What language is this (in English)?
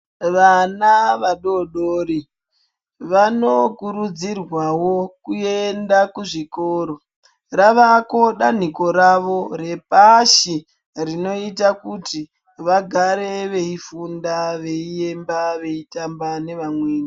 Ndau